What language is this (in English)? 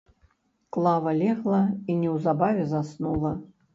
Belarusian